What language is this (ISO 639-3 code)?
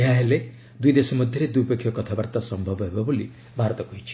ori